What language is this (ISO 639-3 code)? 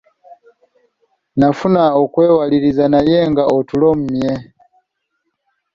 lug